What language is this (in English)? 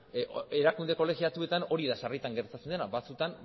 Basque